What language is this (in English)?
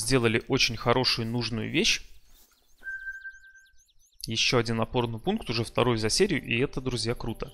Russian